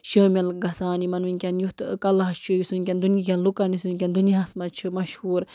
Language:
Kashmiri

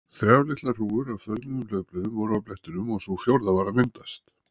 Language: Icelandic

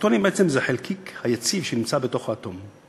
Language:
Hebrew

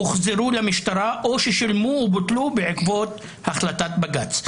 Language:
Hebrew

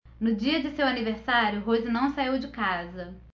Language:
Portuguese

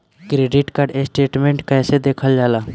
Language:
Bhojpuri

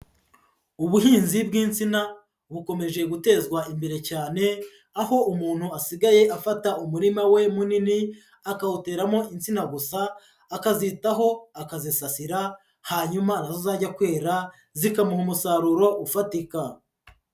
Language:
Kinyarwanda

